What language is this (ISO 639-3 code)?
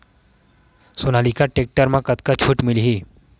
hne